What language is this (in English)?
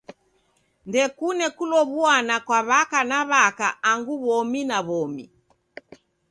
Taita